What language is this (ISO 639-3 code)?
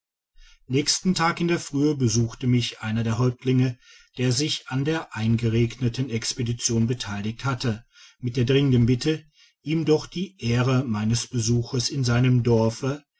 deu